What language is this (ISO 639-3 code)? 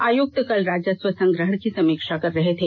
hin